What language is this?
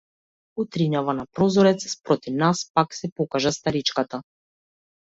Macedonian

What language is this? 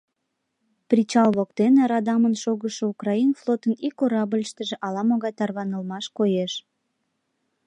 Mari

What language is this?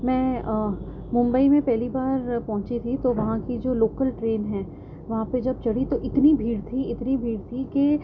Urdu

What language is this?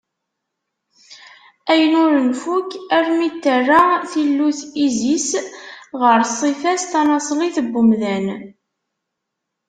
Kabyle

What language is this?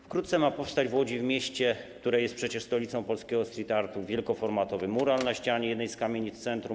Polish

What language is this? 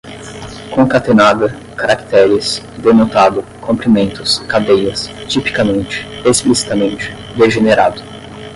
Portuguese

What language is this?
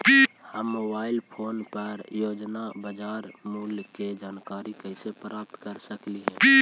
Magahi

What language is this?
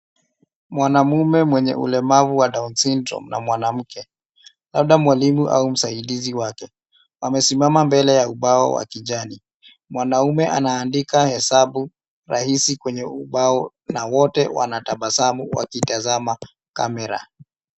Swahili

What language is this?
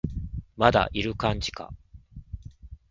Japanese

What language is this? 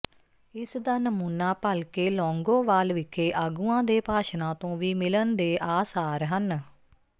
Punjabi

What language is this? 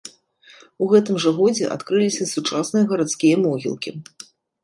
Belarusian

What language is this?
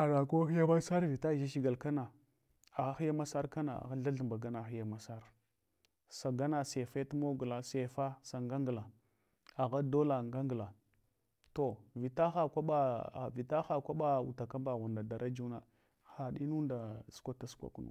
Hwana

